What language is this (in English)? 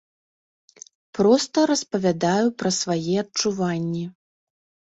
Belarusian